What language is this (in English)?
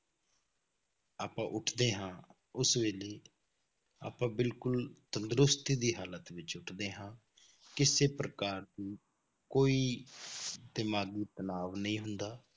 Punjabi